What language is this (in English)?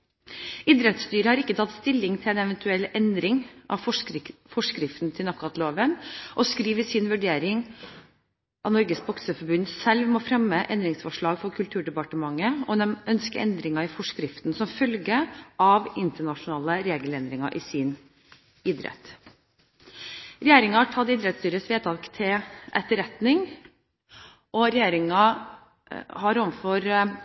Norwegian Bokmål